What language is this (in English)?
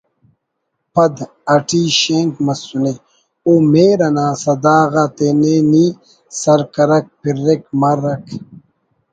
Brahui